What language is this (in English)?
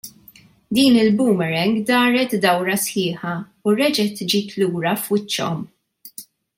Maltese